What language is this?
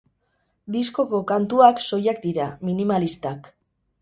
Basque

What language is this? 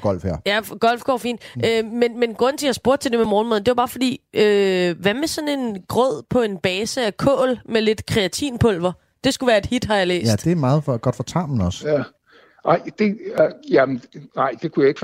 Danish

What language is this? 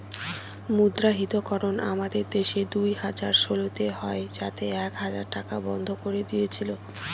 Bangla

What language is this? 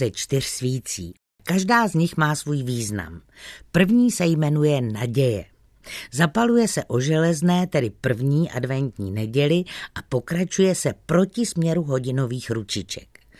Czech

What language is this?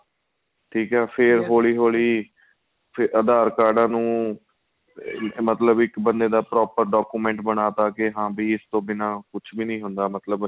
Punjabi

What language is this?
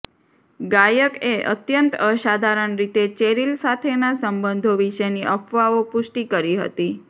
Gujarati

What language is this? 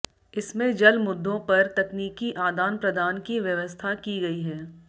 Hindi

